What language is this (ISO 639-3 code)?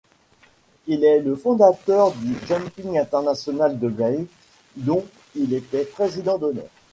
fra